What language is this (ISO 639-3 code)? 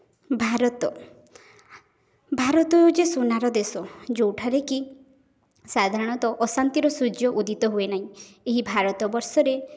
ori